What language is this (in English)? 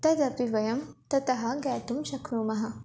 Sanskrit